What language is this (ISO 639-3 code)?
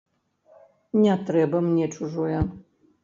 bel